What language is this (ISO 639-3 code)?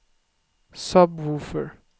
swe